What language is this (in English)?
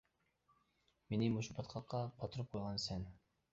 Uyghur